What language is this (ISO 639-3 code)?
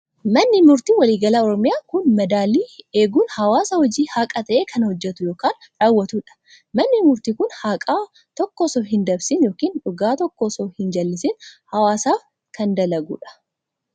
orm